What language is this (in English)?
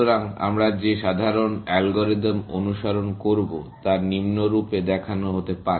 Bangla